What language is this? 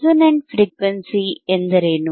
Kannada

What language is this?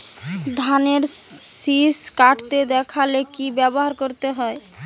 Bangla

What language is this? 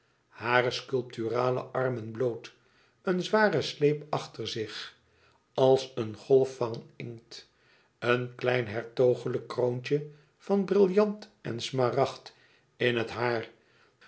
Dutch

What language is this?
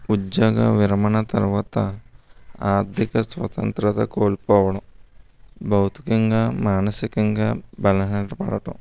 Telugu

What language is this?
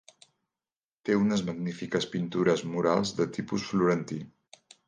Catalan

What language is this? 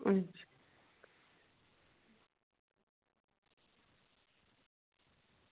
Dogri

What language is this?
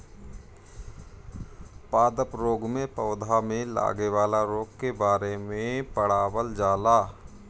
Bhojpuri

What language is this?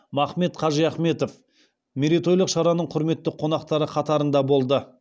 Kazakh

